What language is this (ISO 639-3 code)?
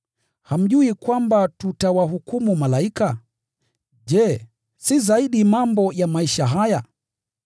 swa